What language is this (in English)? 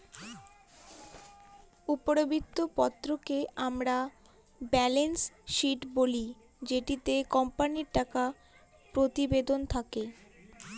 Bangla